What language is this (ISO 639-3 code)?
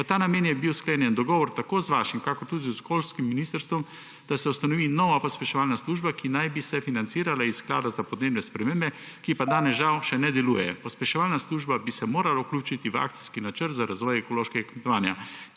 slv